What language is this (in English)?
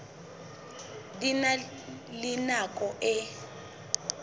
Southern Sotho